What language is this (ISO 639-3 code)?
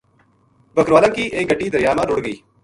gju